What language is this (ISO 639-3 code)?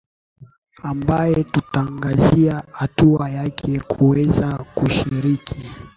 swa